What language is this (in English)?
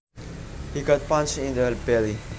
Javanese